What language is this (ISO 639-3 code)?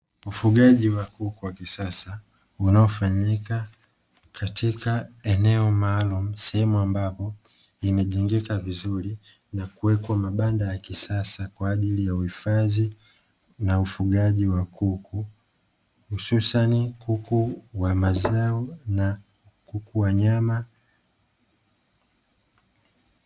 swa